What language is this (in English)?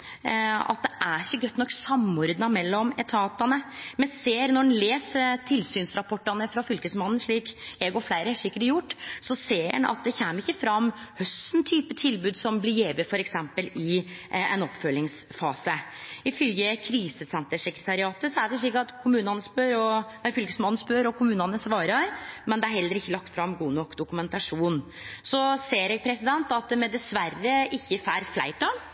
Norwegian Nynorsk